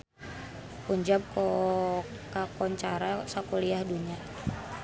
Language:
Sundanese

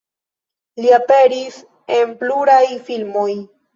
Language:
Esperanto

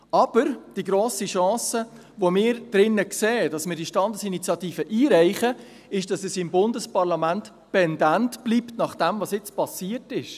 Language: Swiss German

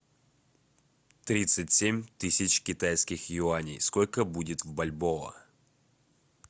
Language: Russian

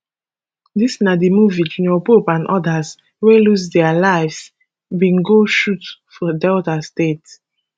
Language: Nigerian Pidgin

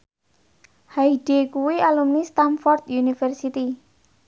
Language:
Javanese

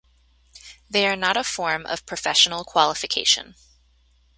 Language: English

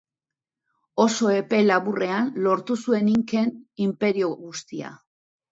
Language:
Basque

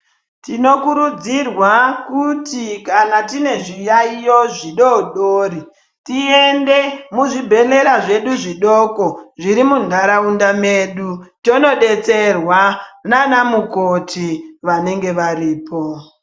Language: Ndau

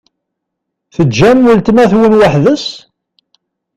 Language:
Kabyle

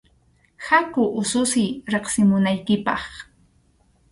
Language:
Arequipa-La Unión Quechua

